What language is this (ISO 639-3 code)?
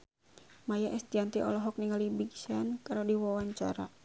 sun